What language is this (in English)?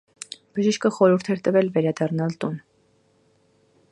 Armenian